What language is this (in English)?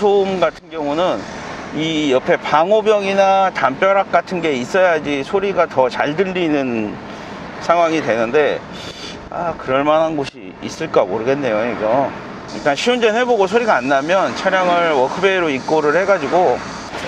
Korean